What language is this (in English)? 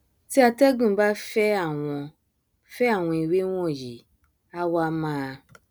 Yoruba